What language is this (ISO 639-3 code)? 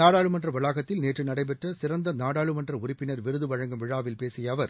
tam